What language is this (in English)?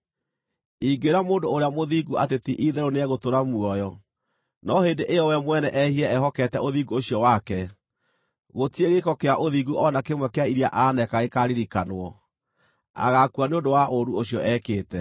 Kikuyu